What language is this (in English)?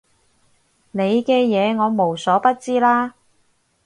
Cantonese